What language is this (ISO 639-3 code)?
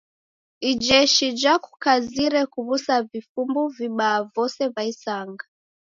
dav